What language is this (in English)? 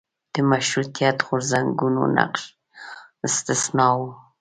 Pashto